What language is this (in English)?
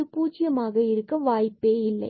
Tamil